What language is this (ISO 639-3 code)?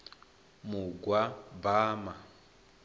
ven